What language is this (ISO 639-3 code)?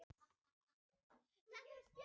isl